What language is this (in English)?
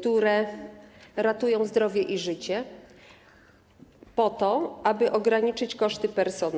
Polish